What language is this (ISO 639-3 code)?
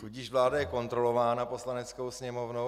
ces